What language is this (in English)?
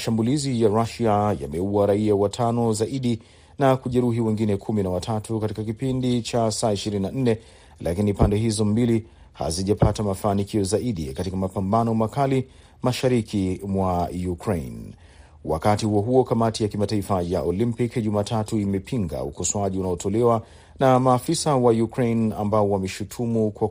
Swahili